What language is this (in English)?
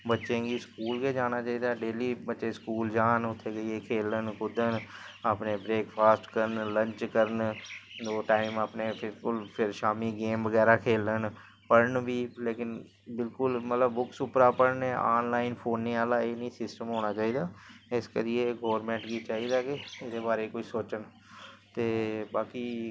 Dogri